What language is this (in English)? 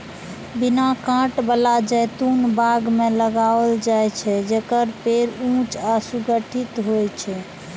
Maithili